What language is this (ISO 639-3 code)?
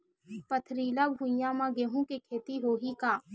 hne